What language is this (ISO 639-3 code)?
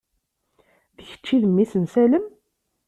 kab